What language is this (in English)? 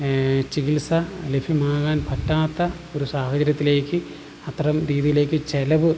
Malayalam